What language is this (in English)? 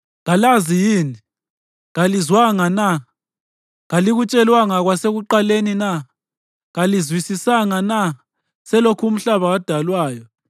North Ndebele